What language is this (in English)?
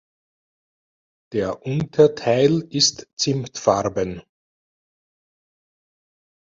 German